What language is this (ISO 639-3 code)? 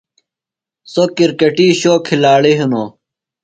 phl